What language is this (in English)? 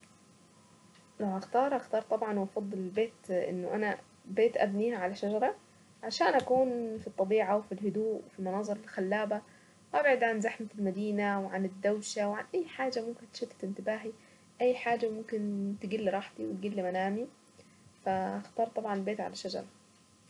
Saidi Arabic